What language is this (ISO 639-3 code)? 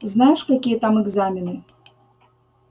rus